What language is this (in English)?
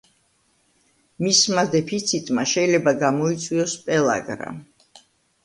Georgian